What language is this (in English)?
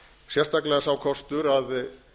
Icelandic